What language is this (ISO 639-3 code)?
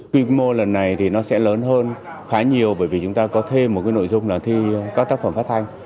vie